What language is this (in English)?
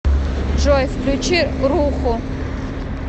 Russian